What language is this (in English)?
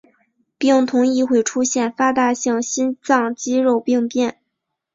Chinese